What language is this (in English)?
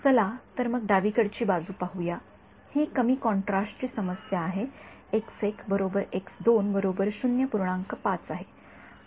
Marathi